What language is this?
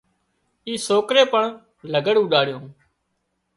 Wadiyara Koli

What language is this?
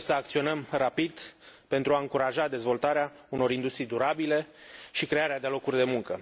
Romanian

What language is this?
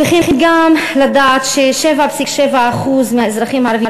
Hebrew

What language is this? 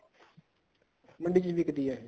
Punjabi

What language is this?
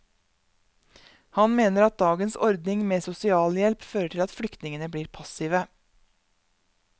Norwegian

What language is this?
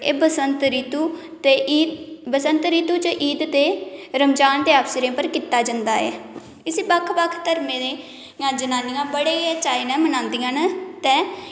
Dogri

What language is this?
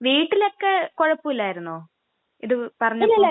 Malayalam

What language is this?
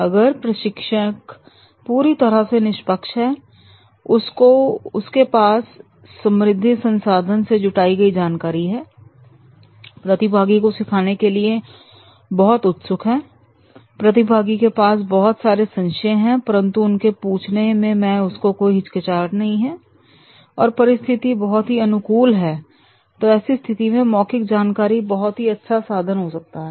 Hindi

